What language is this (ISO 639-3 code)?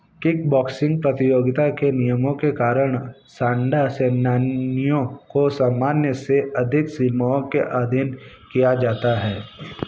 hin